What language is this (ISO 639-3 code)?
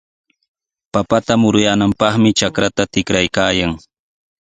qws